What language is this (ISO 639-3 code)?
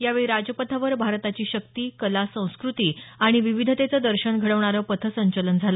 mar